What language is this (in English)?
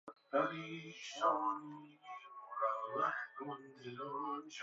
Persian